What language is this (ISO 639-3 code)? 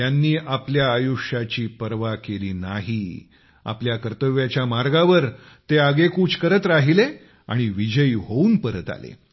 mar